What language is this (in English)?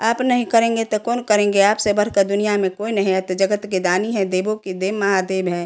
Hindi